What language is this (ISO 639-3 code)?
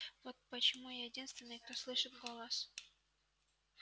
rus